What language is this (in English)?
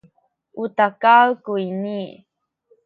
Sakizaya